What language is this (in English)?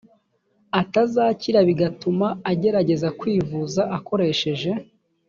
Kinyarwanda